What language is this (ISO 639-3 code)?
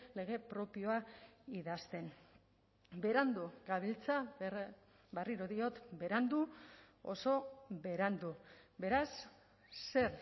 eus